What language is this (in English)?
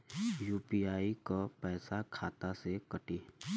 Bhojpuri